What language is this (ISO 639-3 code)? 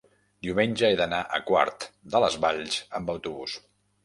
cat